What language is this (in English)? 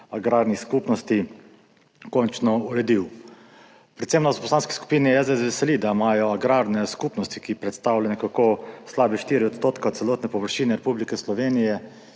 Slovenian